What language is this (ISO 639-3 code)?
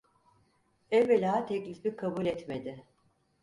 tur